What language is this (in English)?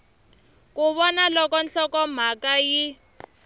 Tsonga